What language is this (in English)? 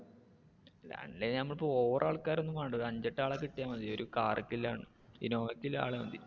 Malayalam